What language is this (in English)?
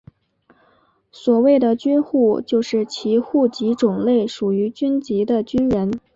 Chinese